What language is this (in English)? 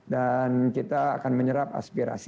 Indonesian